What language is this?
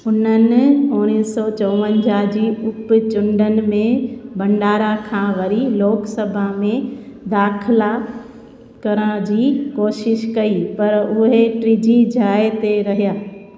Sindhi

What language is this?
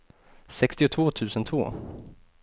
Swedish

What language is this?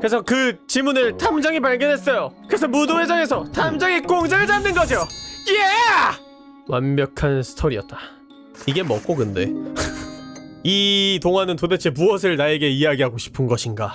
Korean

